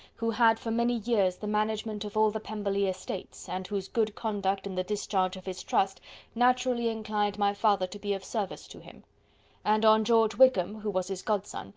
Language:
English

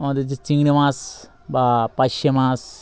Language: Bangla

